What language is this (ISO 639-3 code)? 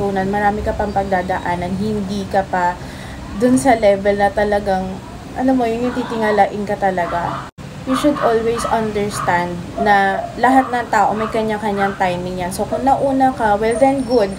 fil